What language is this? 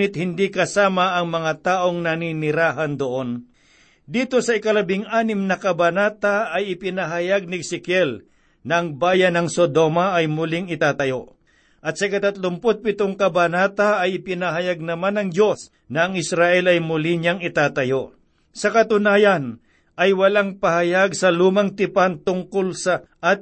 Filipino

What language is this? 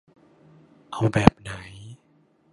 Thai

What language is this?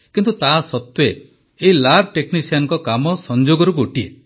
Odia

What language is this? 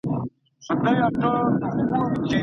Pashto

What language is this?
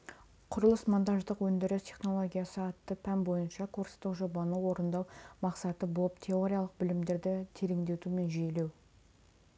Kazakh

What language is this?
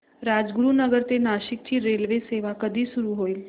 Marathi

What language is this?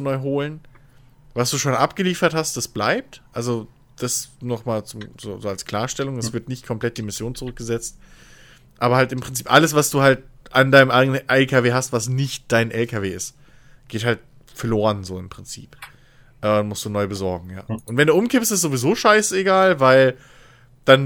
German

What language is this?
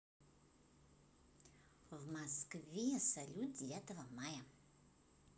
Russian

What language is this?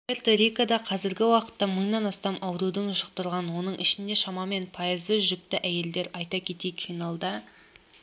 Kazakh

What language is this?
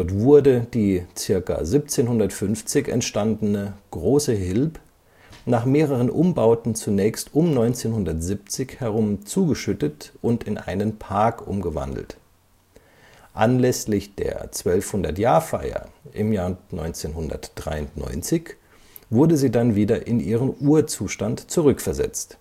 German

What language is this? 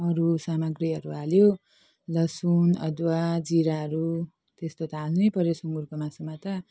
Nepali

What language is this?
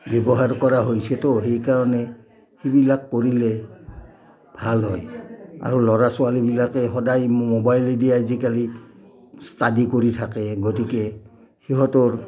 Assamese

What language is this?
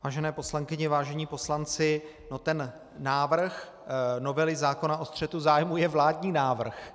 Czech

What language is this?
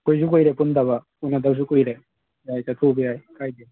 Manipuri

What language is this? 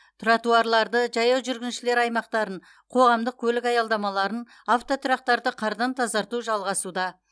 Kazakh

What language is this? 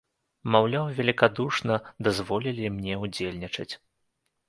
Belarusian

